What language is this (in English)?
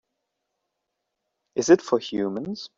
English